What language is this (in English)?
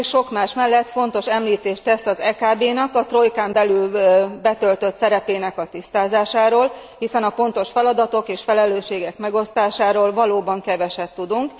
Hungarian